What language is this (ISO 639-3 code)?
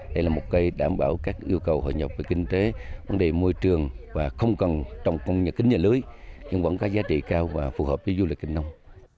vie